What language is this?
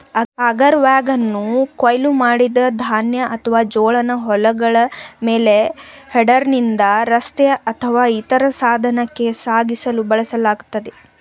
Kannada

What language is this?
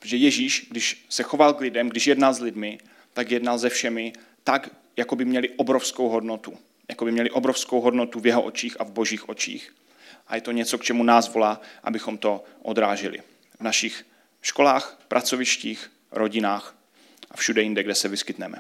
Czech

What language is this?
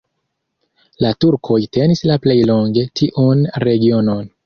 Esperanto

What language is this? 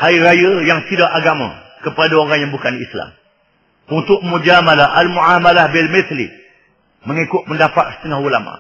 Malay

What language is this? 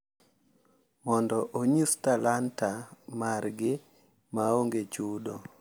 Luo (Kenya and Tanzania)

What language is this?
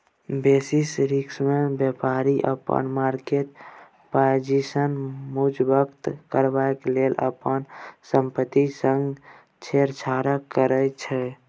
Maithili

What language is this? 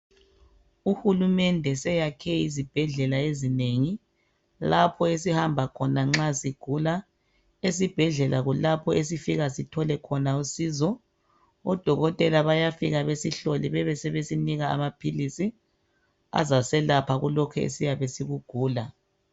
North Ndebele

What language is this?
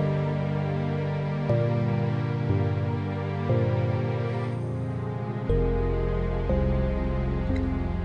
Arabic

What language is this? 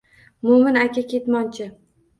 Uzbek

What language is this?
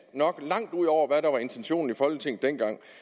Danish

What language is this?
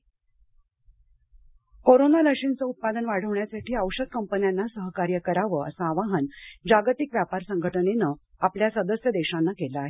Marathi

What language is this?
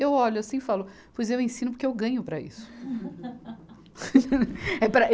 Portuguese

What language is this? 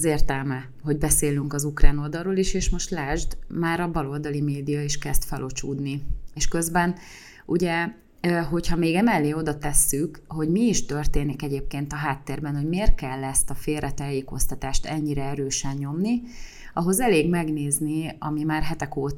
Hungarian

